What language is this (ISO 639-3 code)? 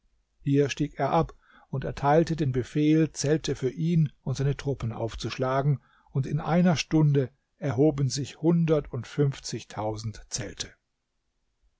deu